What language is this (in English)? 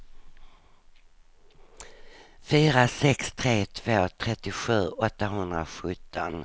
Swedish